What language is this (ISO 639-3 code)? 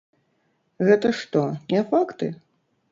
bel